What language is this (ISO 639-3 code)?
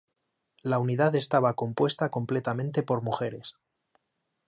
spa